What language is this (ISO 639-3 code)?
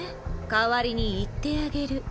jpn